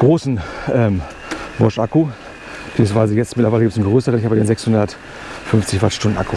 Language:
German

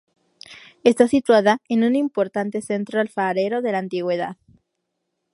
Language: Spanish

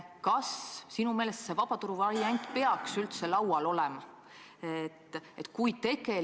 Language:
Estonian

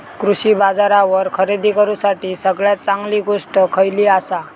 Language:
Marathi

